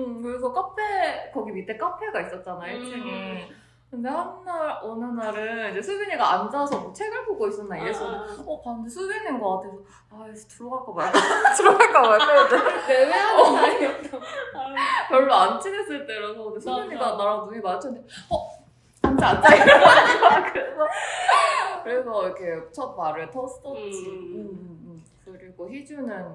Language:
Korean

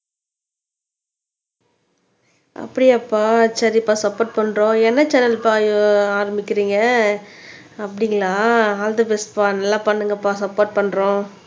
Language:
Tamil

